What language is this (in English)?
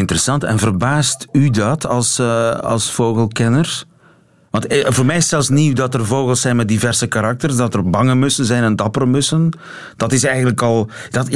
Dutch